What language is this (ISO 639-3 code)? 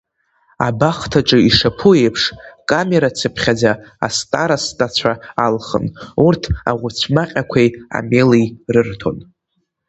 abk